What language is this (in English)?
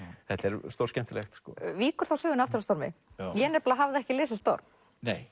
Icelandic